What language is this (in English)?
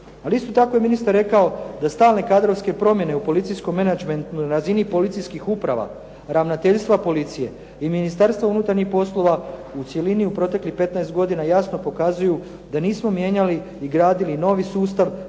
Croatian